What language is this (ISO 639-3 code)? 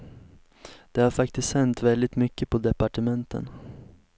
swe